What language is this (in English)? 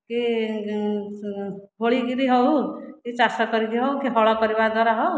Odia